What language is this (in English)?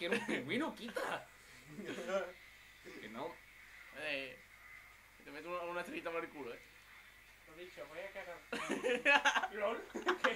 Spanish